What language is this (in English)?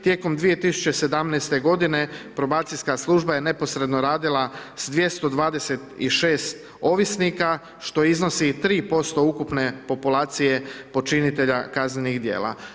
Croatian